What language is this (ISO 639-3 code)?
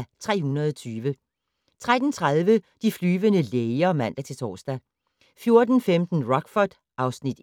dan